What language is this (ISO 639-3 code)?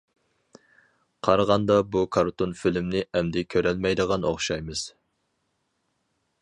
uig